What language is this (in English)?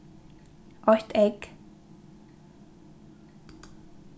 Faroese